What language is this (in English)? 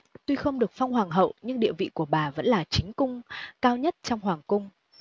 Vietnamese